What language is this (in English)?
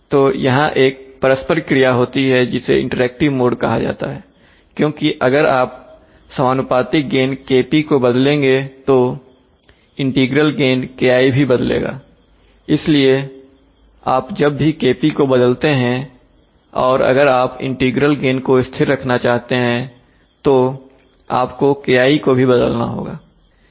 Hindi